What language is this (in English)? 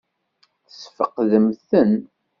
Kabyle